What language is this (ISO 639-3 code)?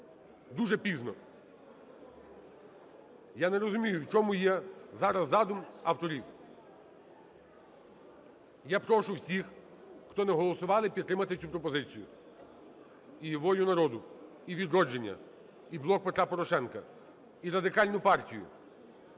ukr